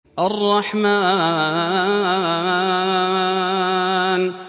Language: Arabic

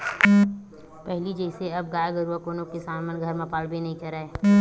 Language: Chhattisgarhi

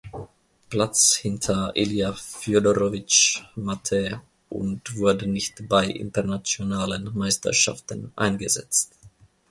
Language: German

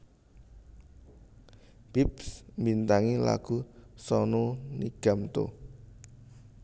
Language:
Javanese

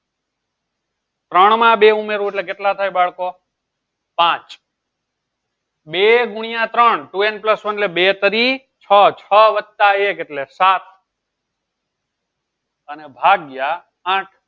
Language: Gujarati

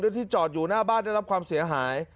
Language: Thai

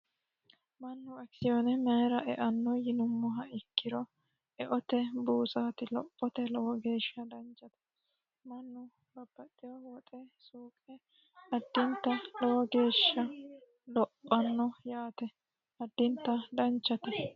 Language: Sidamo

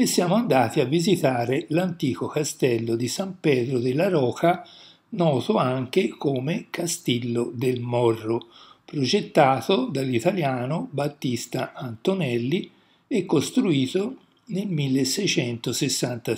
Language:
Italian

